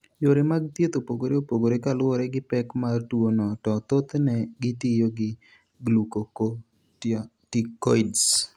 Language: Luo (Kenya and Tanzania)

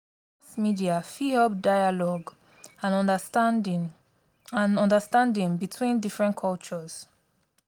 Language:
Nigerian Pidgin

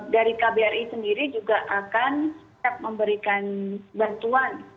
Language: Indonesian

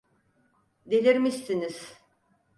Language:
Turkish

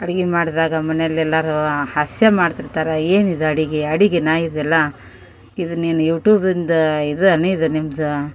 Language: Kannada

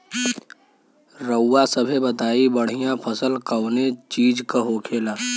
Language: Bhojpuri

